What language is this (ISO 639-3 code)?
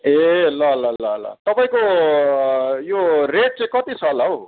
nep